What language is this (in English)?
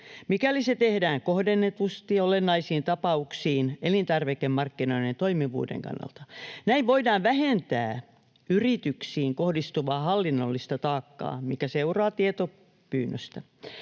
Finnish